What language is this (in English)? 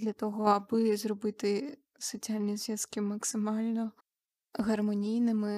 Ukrainian